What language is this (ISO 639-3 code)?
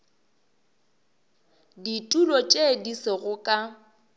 nso